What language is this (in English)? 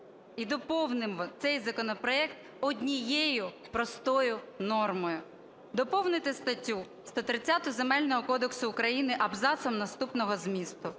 Ukrainian